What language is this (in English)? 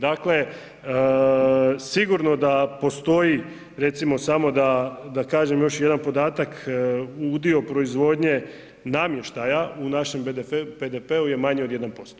Croatian